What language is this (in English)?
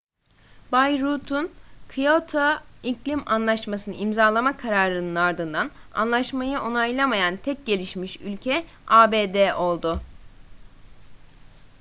Turkish